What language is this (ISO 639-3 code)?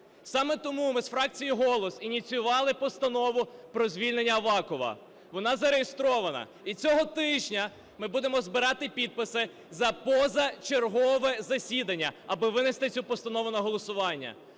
ukr